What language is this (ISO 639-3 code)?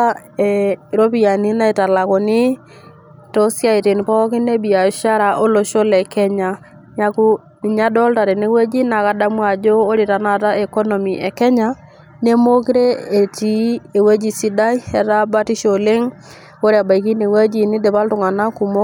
mas